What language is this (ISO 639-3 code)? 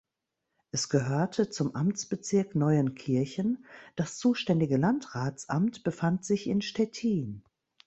deu